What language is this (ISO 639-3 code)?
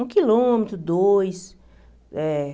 por